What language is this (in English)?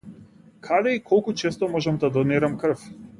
Macedonian